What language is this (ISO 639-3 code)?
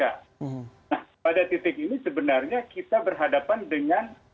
ind